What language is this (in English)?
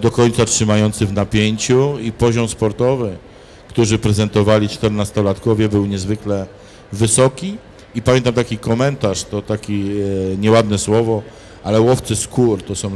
Polish